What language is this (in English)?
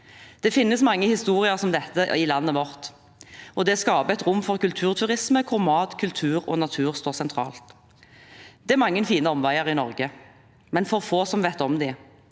Norwegian